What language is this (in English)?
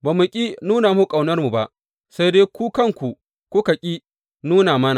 Hausa